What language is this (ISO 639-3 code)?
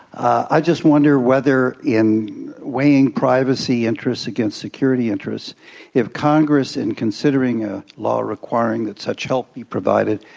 eng